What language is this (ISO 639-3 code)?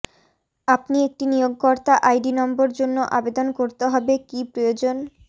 ben